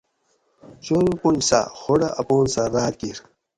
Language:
Gawri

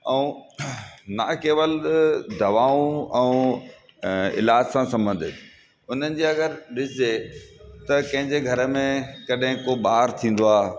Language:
Sindhi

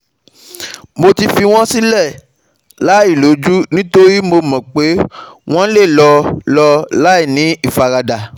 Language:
Yoruba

